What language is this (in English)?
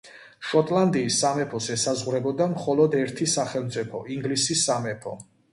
Georgian